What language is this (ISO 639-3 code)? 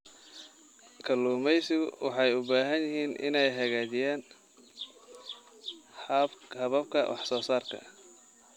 som